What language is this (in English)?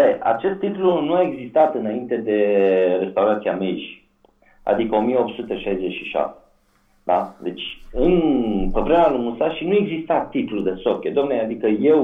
Romanian